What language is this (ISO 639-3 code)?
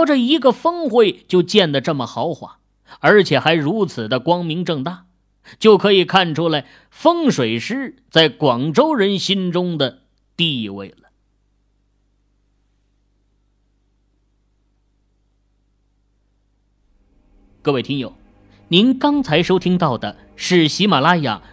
zho